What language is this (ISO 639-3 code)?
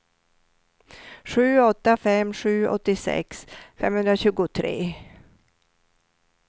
swe